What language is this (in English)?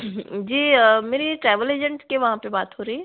Hindi